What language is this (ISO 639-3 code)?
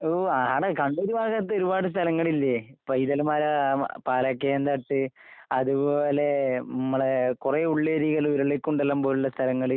mal